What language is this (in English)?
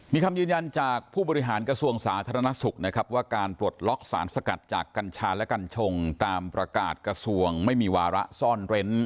Thai